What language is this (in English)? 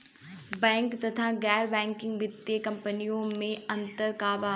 Bhojpuri